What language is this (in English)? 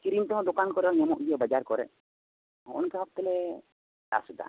Santali